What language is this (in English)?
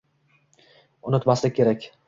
Uzbek